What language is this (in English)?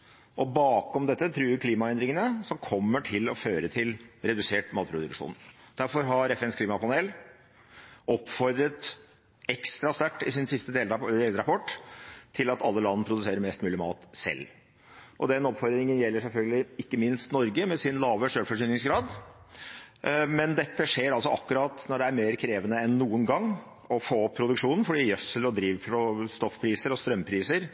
Norwegian Bokmål